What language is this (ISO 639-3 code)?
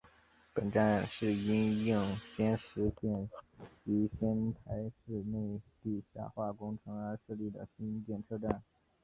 zho